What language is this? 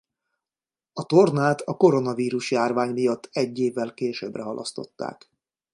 Hungarian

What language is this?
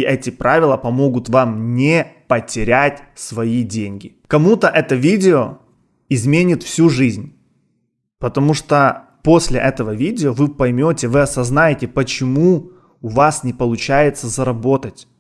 Russian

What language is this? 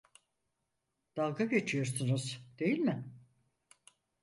Turkish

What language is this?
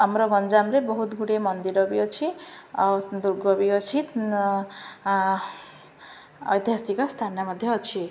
Odia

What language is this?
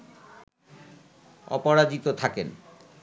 Bangla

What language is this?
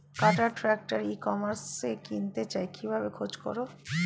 Bangla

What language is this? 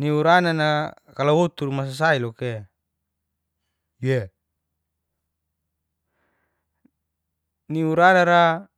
Geser-Gorom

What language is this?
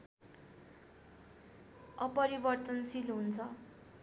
Nepali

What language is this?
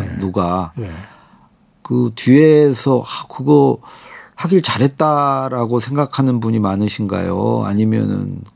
Korean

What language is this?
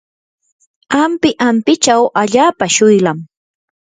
Yanahuanca Pasco Quechua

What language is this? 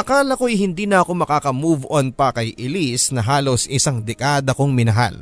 Filipino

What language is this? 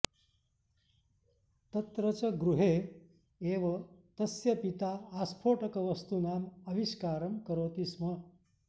Sanskrit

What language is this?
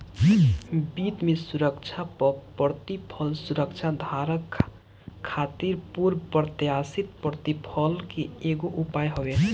Bhojpuri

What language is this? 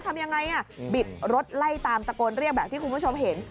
Thai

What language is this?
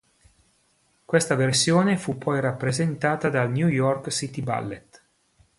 Italian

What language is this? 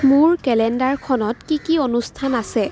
Assamese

